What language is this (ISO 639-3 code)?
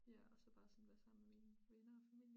dan